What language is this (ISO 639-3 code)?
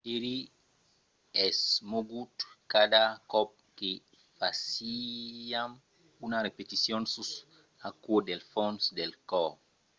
oci